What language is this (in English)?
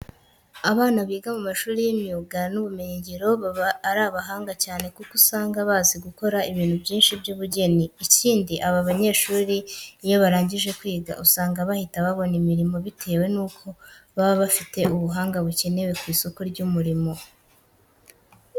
Kinyarwanda